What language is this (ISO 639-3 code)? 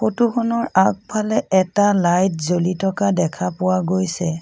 asm